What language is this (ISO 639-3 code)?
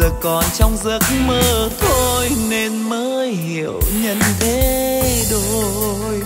vie